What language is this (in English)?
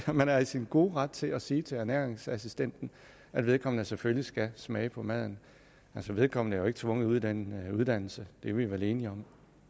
Danish